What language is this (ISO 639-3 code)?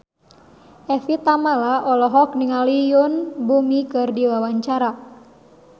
sun